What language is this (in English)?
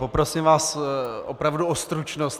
Czech